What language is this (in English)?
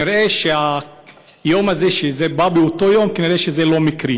Hebrew